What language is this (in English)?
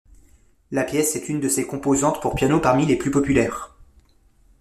French